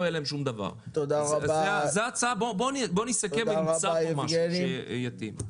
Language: Hebrew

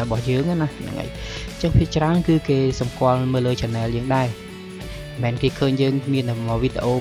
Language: Vietnamese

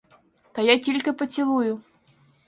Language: Ukrainian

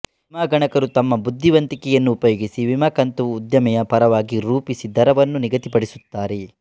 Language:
Kannada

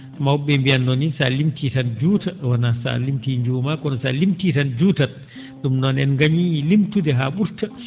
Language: Fula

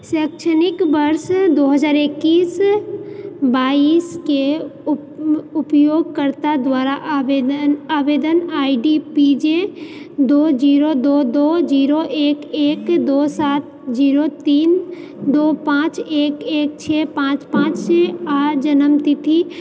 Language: Maithili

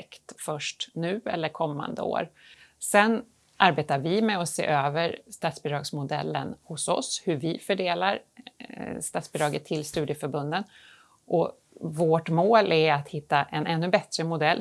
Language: Swedish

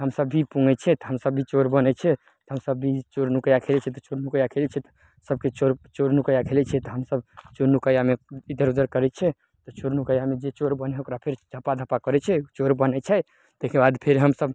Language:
Maithili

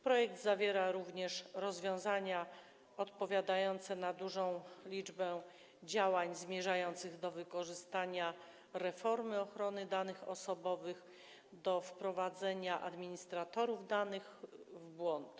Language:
Polish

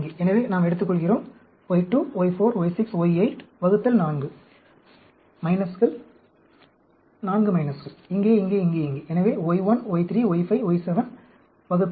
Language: Tamil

